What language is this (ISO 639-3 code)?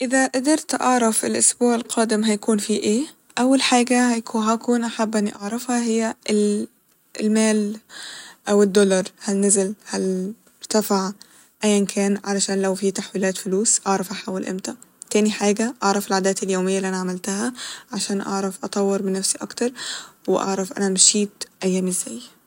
arz